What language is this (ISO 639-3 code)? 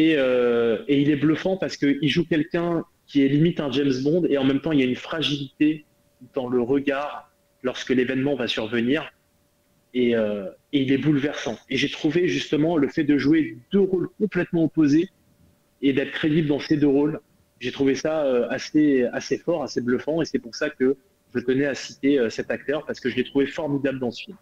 fra